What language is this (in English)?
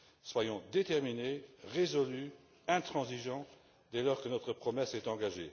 French